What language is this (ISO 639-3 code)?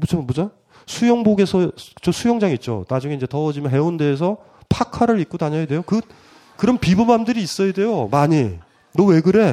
kor